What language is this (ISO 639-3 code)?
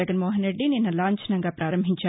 tel